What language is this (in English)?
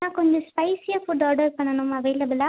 Tamil